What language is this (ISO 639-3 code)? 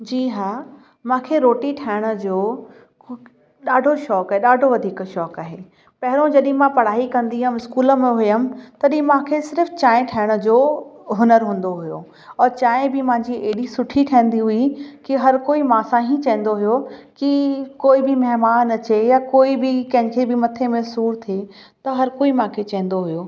snd